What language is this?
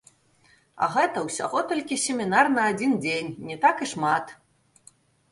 Belarusian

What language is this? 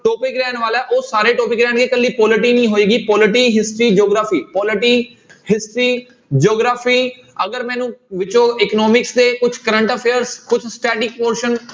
Punjabi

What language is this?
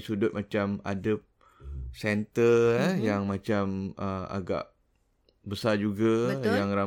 Malay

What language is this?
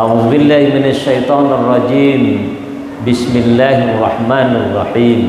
Indonesian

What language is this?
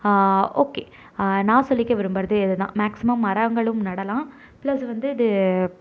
Tamil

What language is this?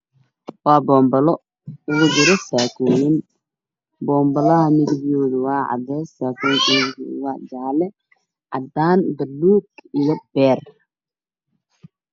Somali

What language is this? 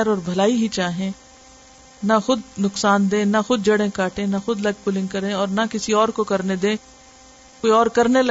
Urdu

